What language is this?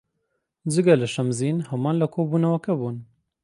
Central Kurdish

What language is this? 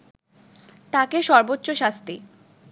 Bangla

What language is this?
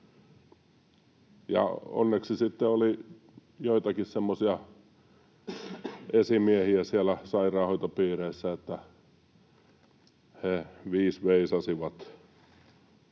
Finnish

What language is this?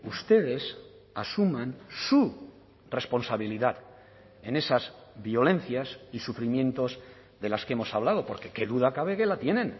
Spanish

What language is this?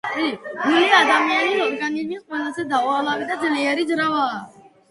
Georgian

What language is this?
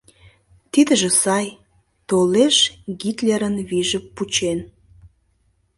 Mari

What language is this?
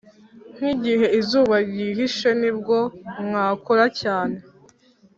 Kinyarwanda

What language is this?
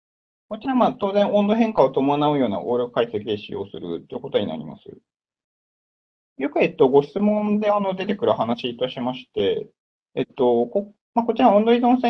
Japanese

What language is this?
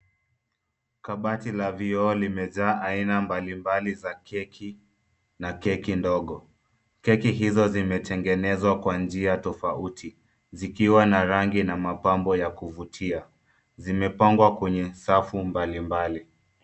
Swahili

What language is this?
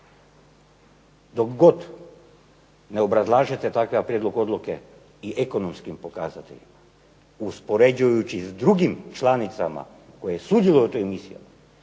Croatian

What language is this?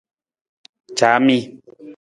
Nawdm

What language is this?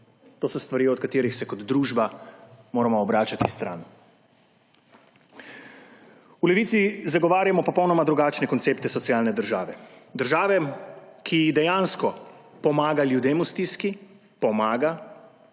Slovenian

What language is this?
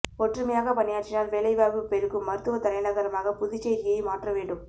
Tamil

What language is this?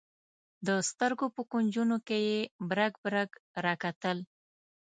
Pashto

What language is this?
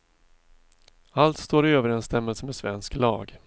Swedish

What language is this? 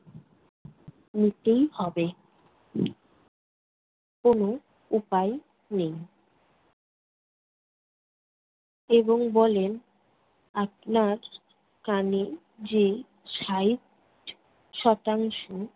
Bangla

